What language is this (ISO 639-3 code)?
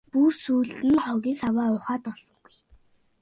mon